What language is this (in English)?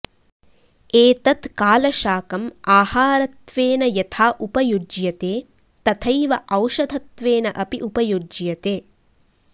Sanskrit